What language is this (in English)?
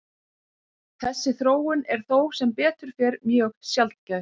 Icelandic